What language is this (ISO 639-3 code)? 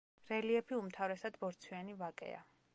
kat